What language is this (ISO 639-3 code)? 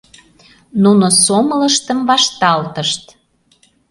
chm